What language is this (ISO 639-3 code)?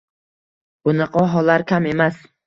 uzb